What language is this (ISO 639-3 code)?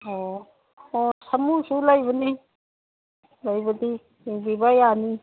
mni